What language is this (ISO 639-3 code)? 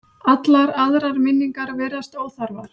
isl